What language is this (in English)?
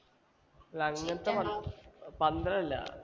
Malayalam